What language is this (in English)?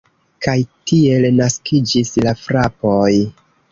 Esperanto